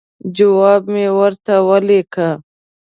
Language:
Pashto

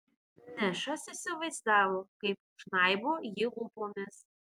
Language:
Lithuanian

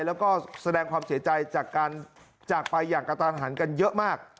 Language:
Thai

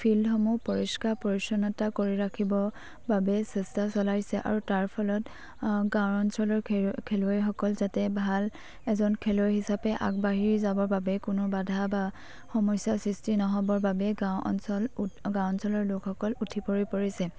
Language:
Assamese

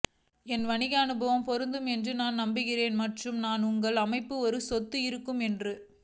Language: Tamil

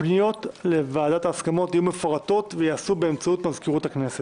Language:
Hebrew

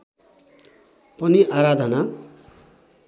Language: Nepali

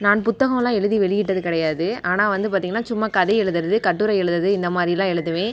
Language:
Tamil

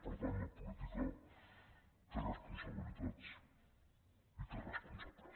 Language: Catalan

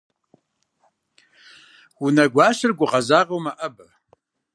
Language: Kabardian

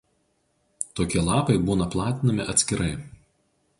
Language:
Lithuanian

